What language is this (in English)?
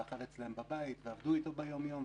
Hebrew